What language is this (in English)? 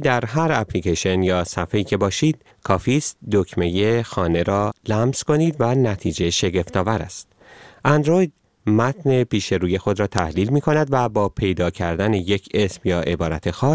Persian